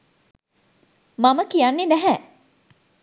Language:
Sinhala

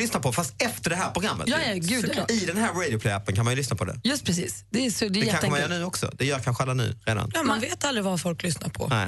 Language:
Swedish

